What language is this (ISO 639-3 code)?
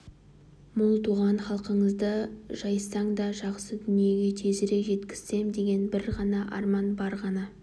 kaz